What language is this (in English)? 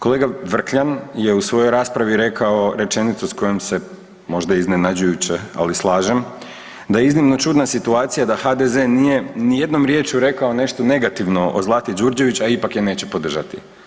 Croatian